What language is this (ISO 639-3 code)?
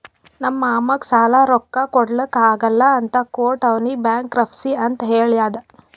kan